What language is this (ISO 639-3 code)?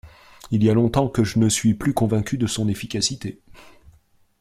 fra